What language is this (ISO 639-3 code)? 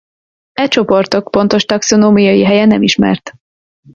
hun